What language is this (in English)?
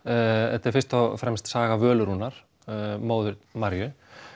Icelandic